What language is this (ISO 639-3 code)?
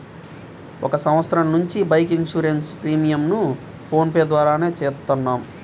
tel